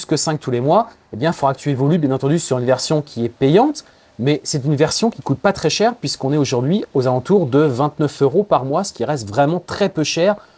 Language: French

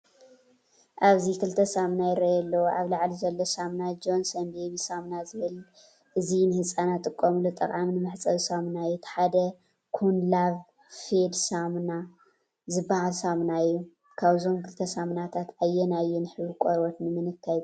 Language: Tigrinya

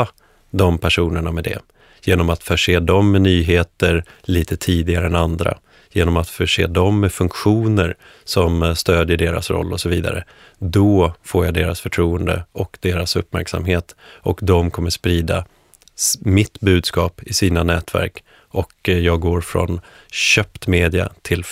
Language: Swedish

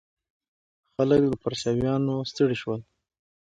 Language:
Pashto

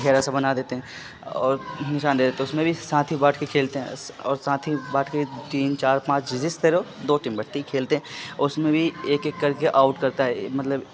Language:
Urdu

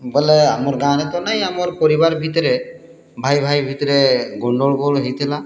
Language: Odia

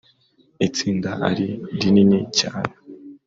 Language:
Kinyarwanda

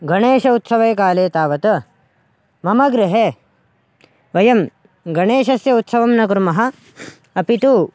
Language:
Sanskrit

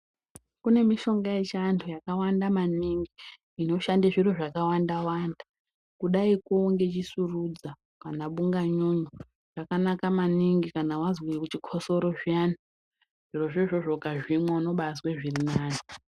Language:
Ndau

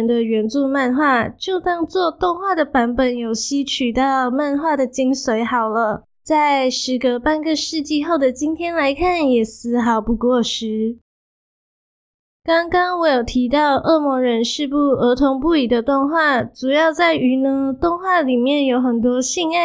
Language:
Chinese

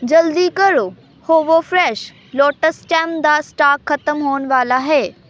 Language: Punjabi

